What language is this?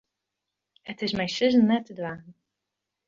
Western Frisian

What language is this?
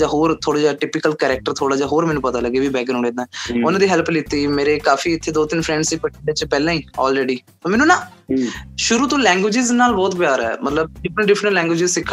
Punjabi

